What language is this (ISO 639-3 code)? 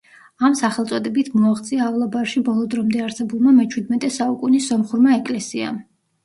kat